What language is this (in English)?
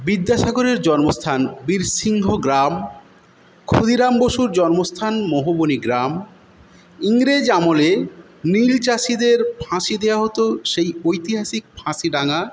Bangla